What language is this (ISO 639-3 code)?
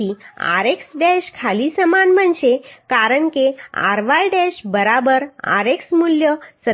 guj